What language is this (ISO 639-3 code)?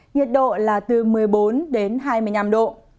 vie